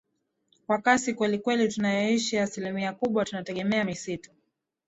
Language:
Swahili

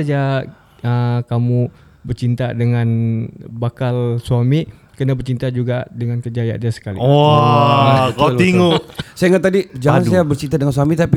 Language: Malay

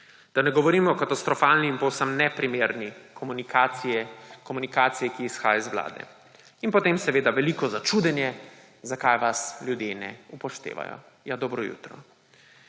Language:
Slovenian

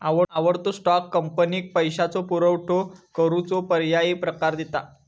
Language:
Marathi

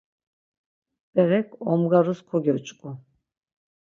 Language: Laz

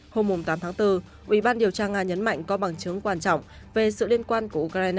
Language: Vietnamese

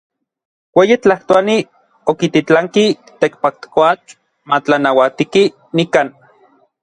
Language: Orizaba Nahuatl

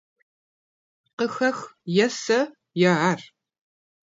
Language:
Kabardian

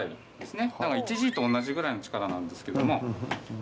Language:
Japanese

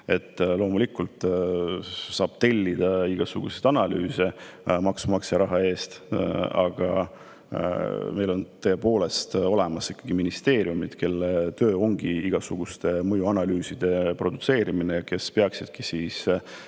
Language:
Estonian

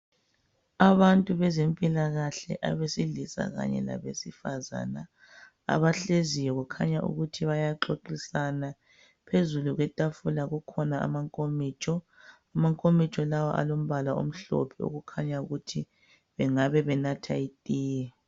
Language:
North Ndebele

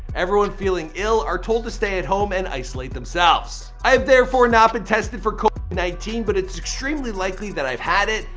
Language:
English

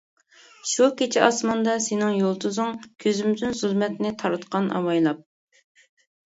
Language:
Uyghur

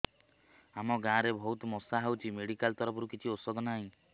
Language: Odia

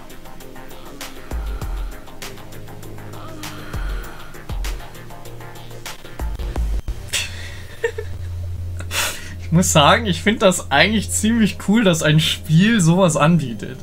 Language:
German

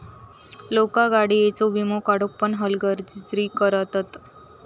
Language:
Marathi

